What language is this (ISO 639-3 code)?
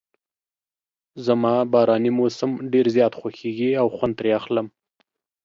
pus